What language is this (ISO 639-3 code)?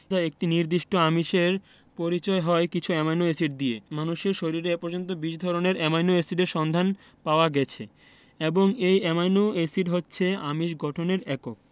ben